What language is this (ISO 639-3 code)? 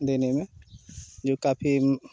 hin